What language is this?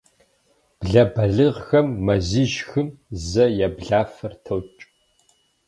Kabardian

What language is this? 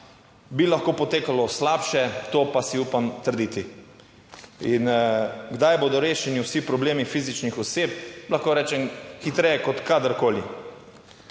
Slovenian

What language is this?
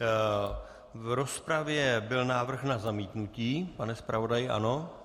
Czech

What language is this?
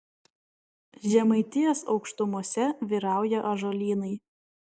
Lithuanian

